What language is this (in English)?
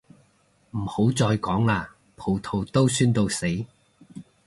Cantonese